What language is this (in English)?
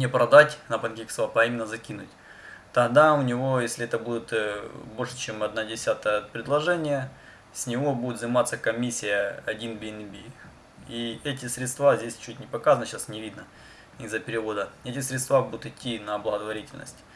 Russian